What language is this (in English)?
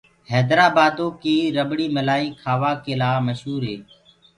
Gurgula